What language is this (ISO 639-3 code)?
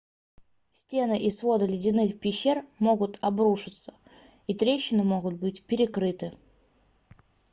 rus